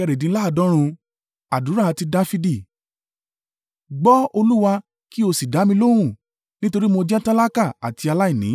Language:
Yoruba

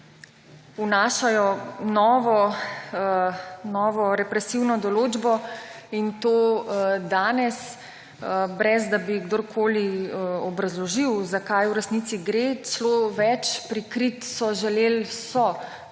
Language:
Slovenian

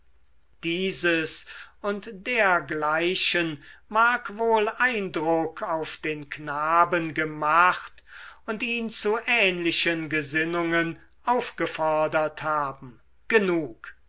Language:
German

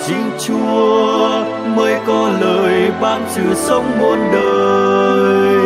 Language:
Vietnamese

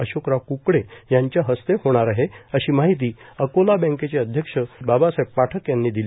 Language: Marathi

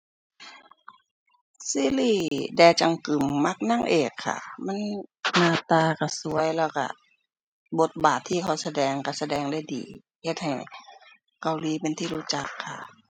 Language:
Thai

